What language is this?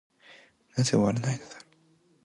Japanese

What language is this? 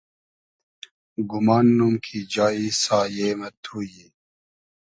Hazaragi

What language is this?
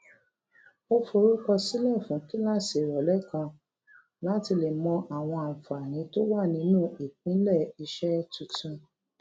Yoruba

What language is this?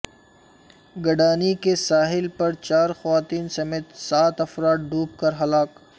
Urdu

